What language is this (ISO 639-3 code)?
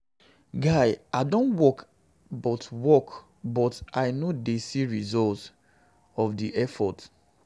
pcm